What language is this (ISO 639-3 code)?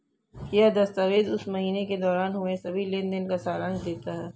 hin